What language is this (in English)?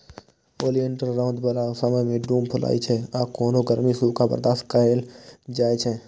Maithili